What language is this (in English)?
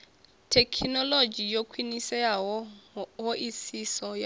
Venda